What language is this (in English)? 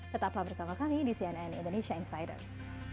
Indonesian